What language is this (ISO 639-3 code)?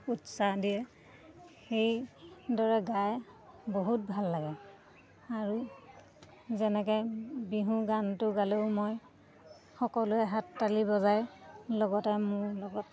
asm